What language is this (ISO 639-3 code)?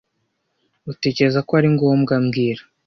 kin